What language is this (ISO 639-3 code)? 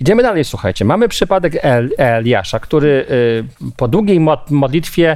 pol